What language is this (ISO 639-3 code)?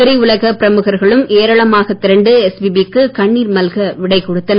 tam